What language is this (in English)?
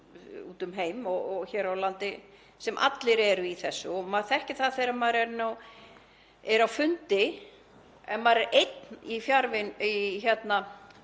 Icelandic